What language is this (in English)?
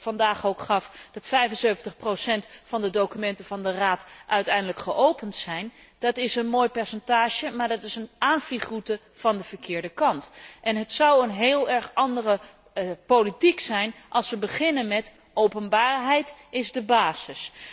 Dutch